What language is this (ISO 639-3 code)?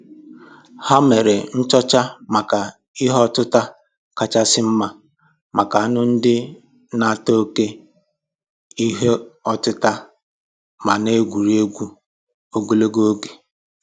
ibo